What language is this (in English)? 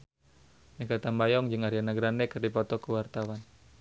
Sundanese